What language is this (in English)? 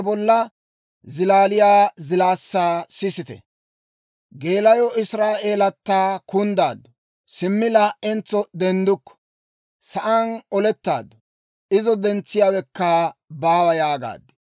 Dawro